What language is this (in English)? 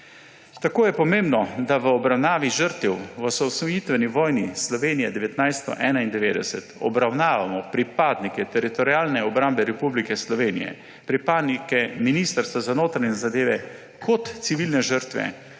Slovenian